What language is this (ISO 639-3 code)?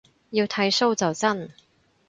yue